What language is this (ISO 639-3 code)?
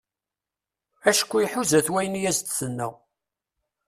kab